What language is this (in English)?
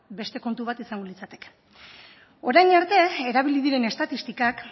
Basque